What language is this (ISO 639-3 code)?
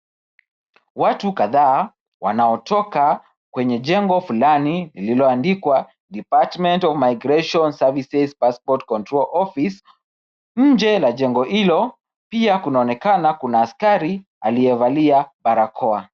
swa